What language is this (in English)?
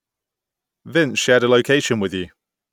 English